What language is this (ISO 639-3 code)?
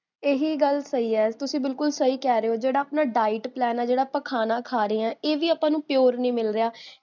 pan